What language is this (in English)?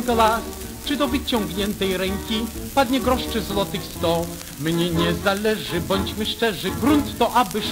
Polish